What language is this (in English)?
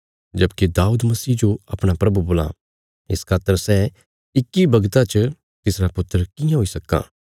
Bilaspuri